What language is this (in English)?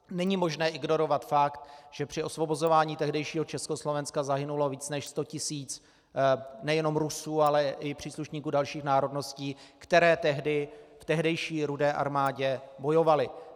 Czech